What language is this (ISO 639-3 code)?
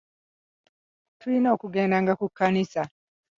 lug